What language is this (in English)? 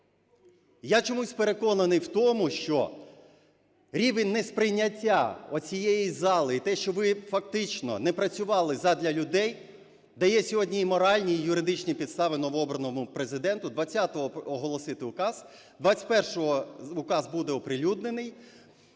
Ukrainian